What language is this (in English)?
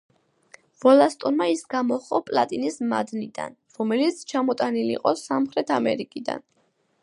Georgian